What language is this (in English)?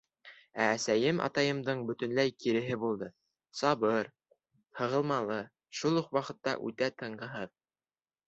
Bashkir